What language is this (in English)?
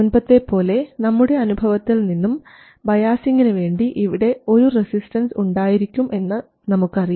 Malayalam